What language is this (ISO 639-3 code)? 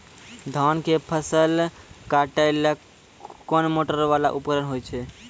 mai